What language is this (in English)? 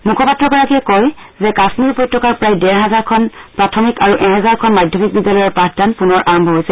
Assamese